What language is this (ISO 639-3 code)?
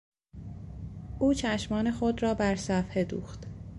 fas